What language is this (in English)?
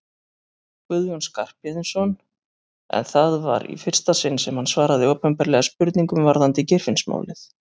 Icelandic